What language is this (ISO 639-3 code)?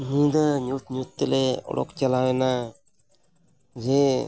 sat